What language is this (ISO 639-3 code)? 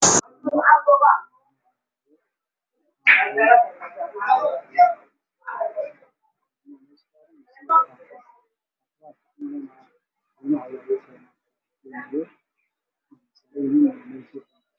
som